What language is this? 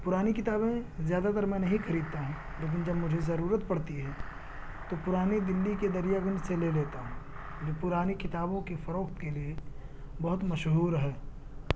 Urdu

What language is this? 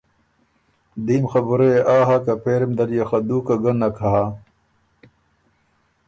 Ormuri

